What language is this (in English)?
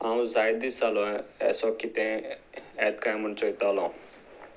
Konkani